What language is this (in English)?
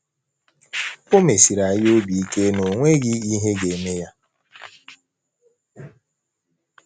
Igbo